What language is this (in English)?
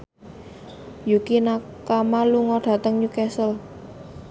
Javanese